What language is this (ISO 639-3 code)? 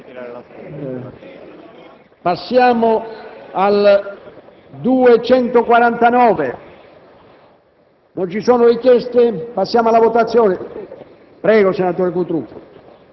ita